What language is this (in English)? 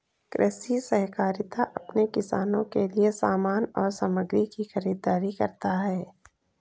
Hindi